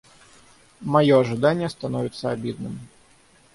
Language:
Russian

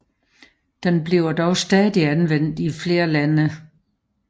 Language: Danish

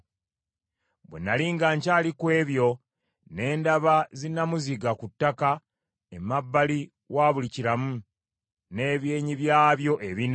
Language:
Ganda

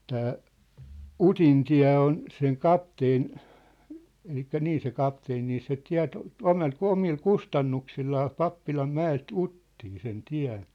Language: Finnish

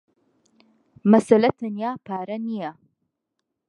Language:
Central Kurdish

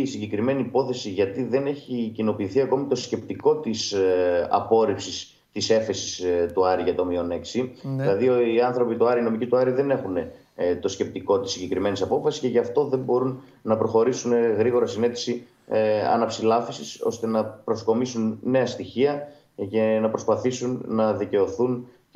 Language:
Greek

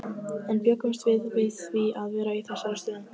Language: Icelandic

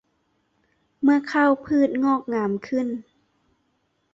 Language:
Thai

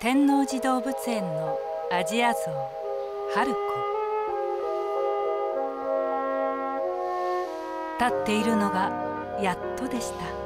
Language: Japanese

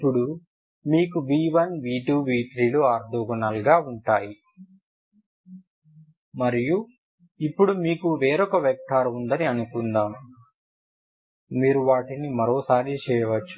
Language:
Telugu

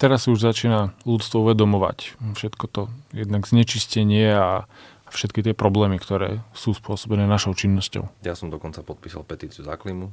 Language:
Slovak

